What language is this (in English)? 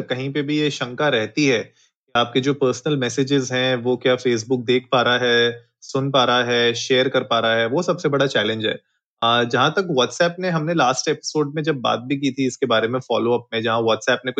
Hindi